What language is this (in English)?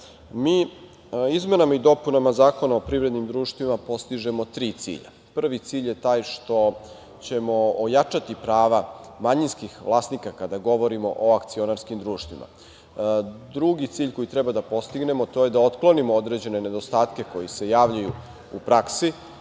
Serbian